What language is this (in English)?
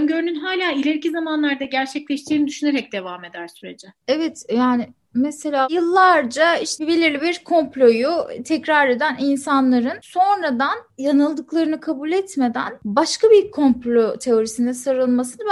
Turkish